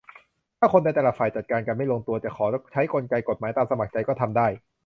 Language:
Thai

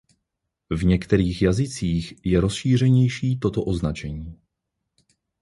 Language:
Czech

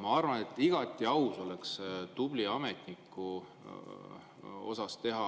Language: Estonian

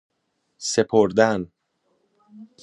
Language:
Persian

